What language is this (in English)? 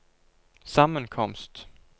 Norwegian